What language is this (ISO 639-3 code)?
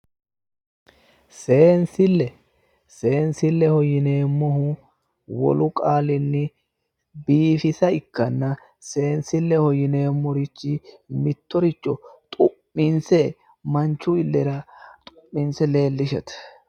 sid